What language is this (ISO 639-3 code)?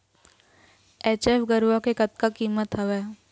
hne